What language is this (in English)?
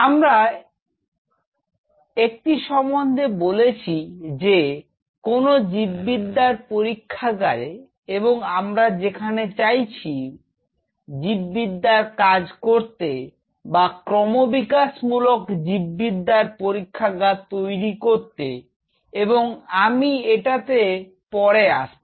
Bangla